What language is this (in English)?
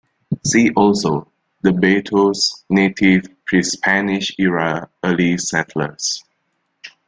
English